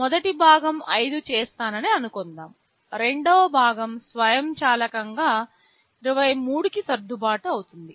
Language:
Telugu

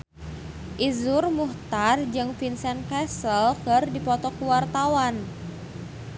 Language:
Sundanese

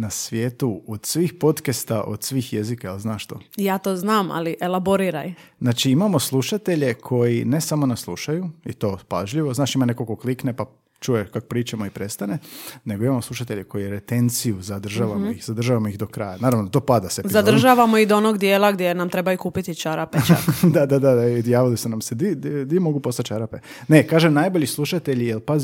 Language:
Croatian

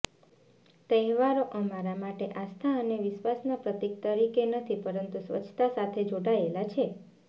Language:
Gujarati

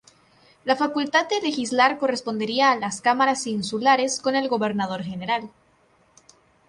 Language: Spanish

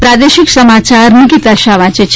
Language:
Gujarati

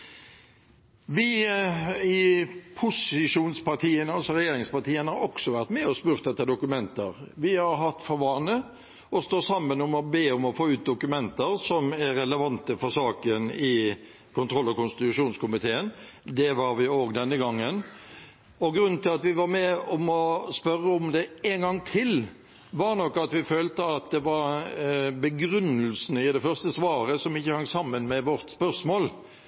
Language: Norwegian Bokmål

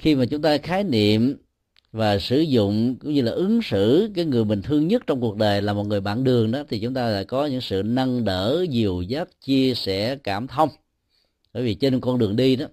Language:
Vietnamese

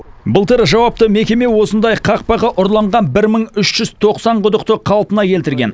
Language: Kazakh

